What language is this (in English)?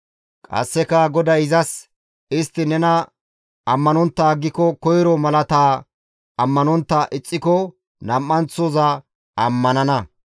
Gamo